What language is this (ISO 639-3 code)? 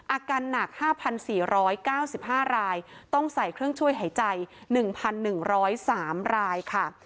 tha